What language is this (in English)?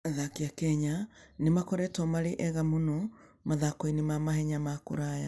Kikuyu